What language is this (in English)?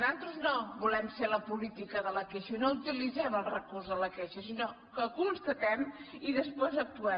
Catalan